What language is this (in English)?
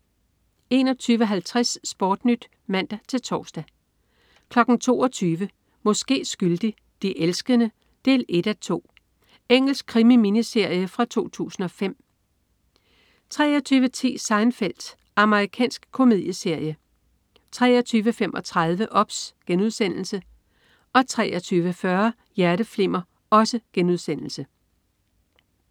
Danish